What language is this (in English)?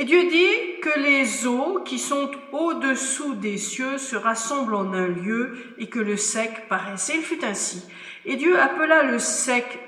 French